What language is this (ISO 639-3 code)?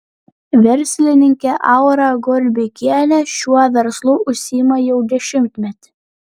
lit